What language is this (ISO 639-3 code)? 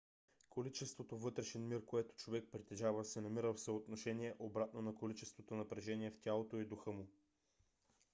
bul